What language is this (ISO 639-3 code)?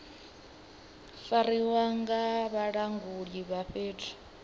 ven